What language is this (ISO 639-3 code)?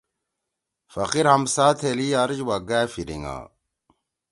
trw